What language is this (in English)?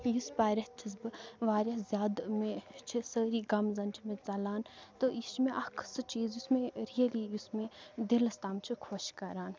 Kashmiri